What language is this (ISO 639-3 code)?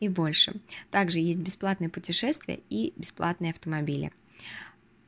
rus